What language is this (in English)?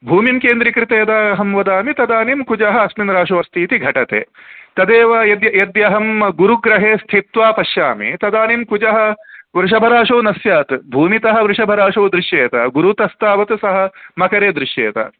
Sanskrit